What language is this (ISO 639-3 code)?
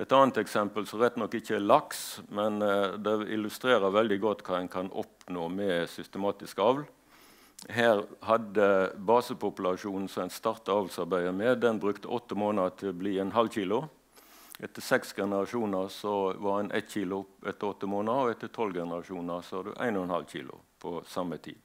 nor